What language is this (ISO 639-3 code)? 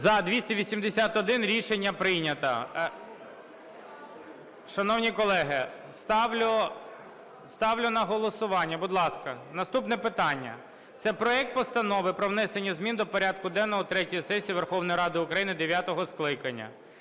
ukr